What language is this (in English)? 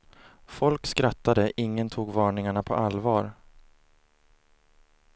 Swedish